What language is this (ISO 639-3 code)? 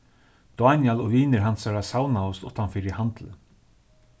fao